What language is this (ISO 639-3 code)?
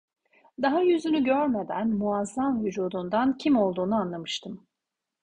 tur